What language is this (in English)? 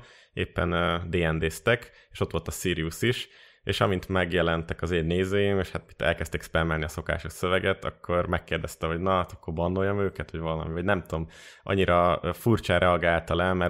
Hungarian